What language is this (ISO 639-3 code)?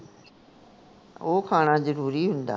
pan